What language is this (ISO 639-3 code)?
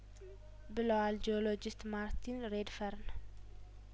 amh